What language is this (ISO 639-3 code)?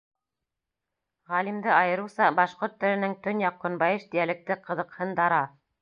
bak